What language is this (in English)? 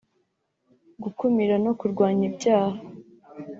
Kinyarwanda